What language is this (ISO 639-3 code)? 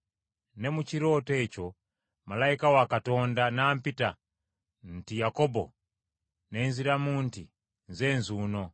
lug